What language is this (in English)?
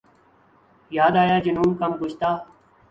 Urdu